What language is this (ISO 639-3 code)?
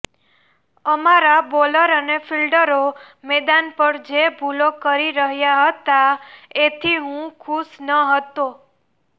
guj